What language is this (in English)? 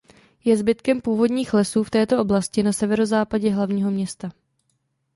Czech